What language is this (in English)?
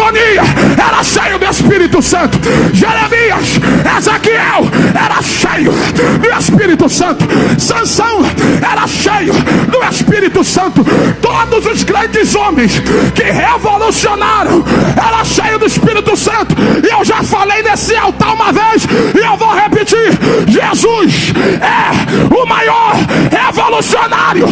Portuguese